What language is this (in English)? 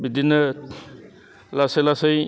Bodo